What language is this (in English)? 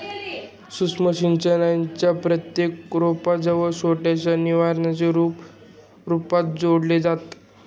Marathi